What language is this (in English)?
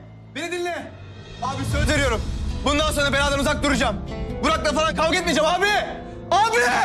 Turkish